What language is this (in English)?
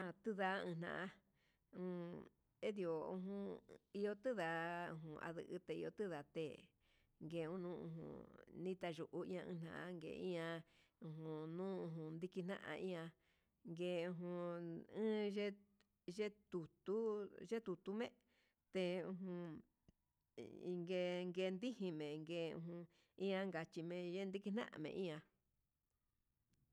Huitepec Mixtec